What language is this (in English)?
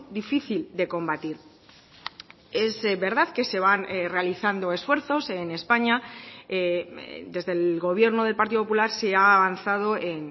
Spanish